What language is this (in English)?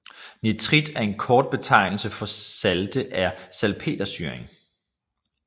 Danish